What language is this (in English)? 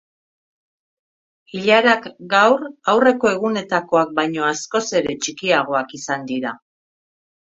Basque